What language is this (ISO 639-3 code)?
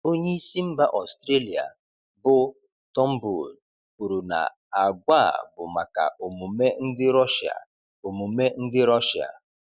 ibo